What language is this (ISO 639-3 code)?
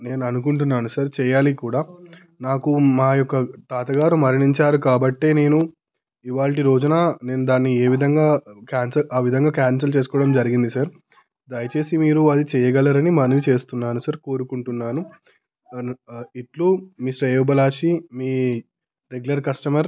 tel